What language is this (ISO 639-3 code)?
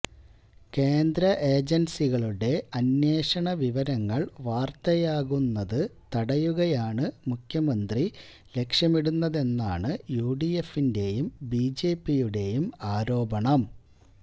mal